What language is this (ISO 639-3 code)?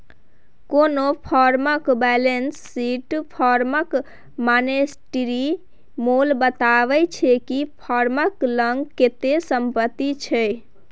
mai